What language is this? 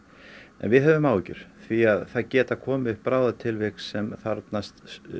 Icelandic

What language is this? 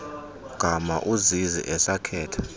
Xhosa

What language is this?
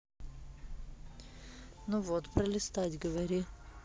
Russian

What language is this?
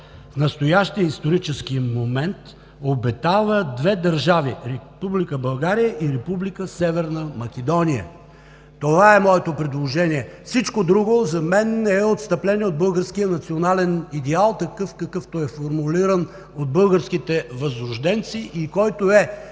Bulgarian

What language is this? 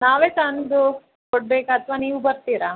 Kannada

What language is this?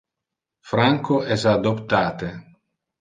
Interlingua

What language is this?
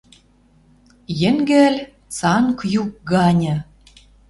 Western Mari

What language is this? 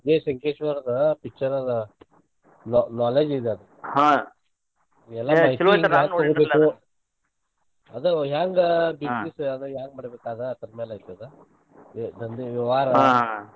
Kannada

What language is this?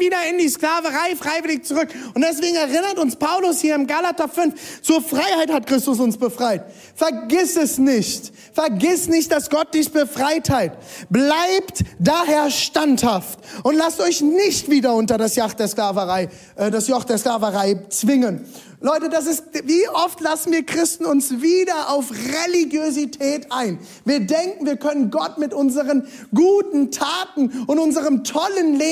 German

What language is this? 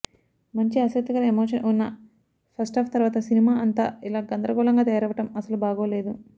Telugu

